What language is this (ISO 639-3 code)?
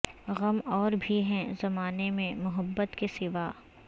urd